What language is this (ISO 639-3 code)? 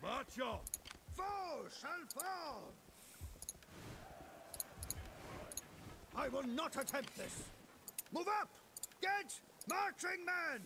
pol